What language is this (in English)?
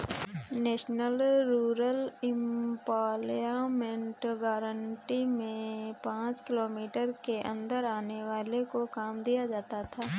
Hindi